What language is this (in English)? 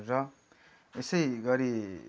Nepali